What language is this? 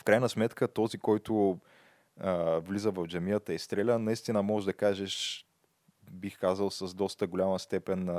Bulgarian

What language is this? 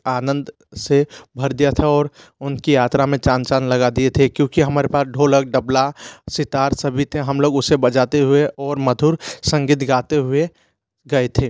Hindi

